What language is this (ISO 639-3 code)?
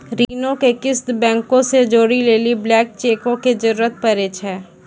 mai